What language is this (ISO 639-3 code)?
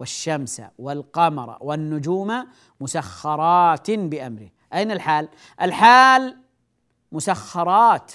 ara